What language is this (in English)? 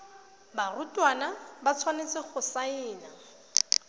Tswana